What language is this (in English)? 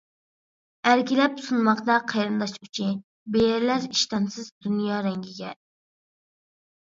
Uyghur